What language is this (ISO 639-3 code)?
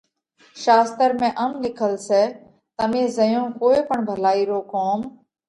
kvx